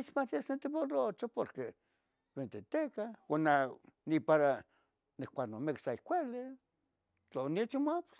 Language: Tetelcingo Nahuatl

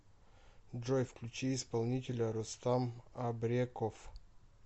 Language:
Russian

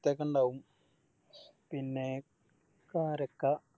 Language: Malayalam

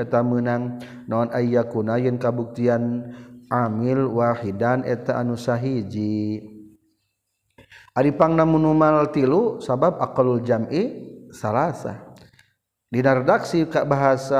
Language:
Malay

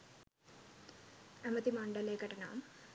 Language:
Sinhala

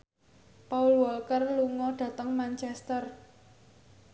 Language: Javanese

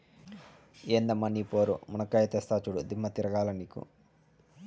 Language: Telugu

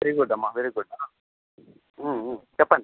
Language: Telugu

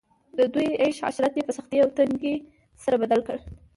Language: Pashto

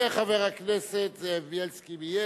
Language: Hebrew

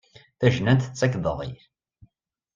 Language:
Kabyle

